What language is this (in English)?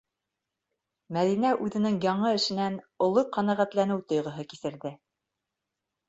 Bashkir